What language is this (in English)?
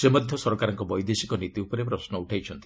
Odia